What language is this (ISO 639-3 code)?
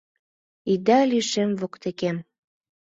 chm